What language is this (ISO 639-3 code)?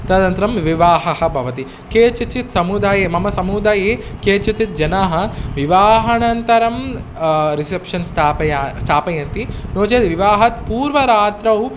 san